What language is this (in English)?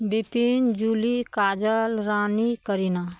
Maithili